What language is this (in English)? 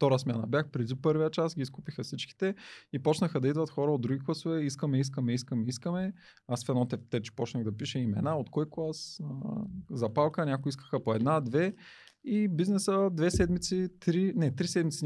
Bulgarian